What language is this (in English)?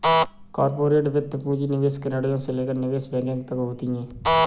Hindi